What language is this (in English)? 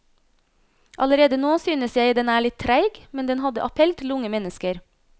Norwegian